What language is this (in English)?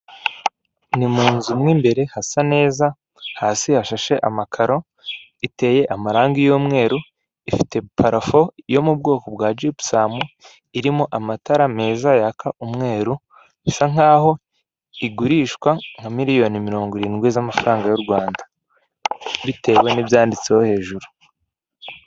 Kinyarwanda